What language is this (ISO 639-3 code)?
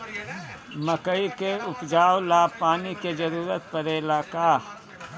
bho